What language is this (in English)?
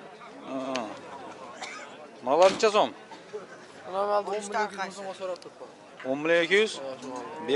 Turkish